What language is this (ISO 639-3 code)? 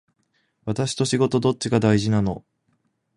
jpn